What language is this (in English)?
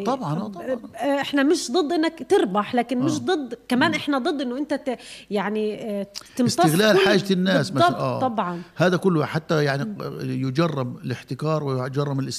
Arabic